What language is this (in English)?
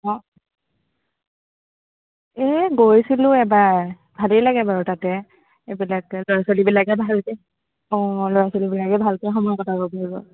Assamese